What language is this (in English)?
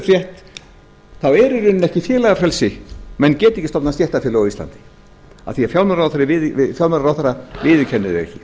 Icelandic